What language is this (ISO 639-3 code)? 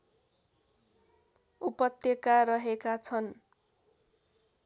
nep